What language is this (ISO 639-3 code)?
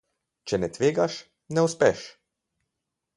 slv